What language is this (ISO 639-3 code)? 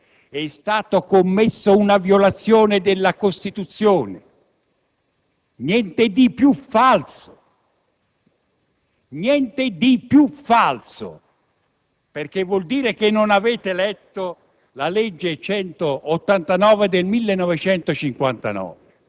ita